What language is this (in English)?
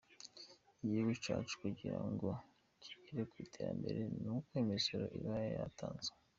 Kinyarwanda